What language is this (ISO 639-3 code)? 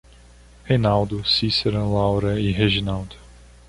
por